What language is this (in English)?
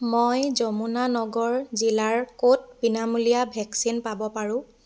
Assamese